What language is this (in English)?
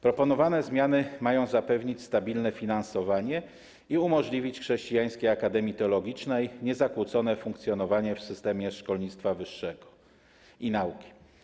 Polish